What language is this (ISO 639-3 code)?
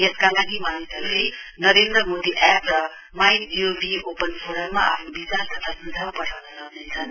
nep